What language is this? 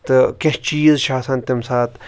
Kashmiri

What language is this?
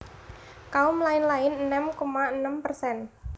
Javanese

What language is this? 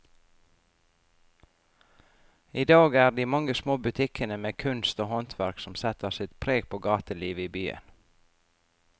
Norwegian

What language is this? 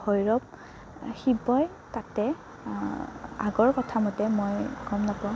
Assamese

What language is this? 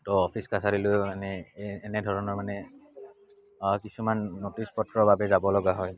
Assamese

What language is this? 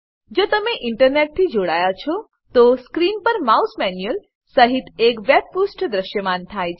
Gujarati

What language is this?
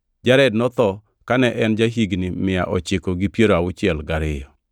Luo (Kenya and Tanzania)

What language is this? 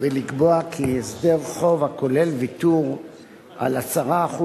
Hebrew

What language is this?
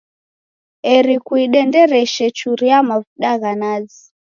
Taita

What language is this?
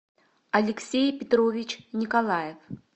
Russian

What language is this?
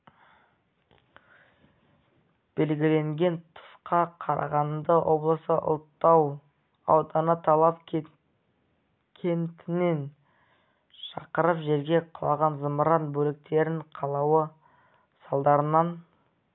Kazakh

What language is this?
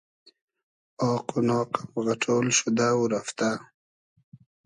Hazaragi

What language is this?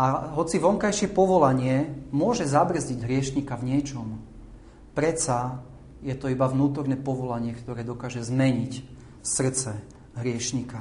Slovak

